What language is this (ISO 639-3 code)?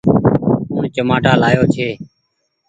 gig